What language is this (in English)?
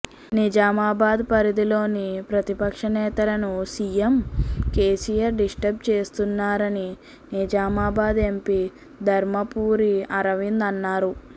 Telugu